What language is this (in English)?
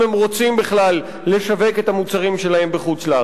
Hebrew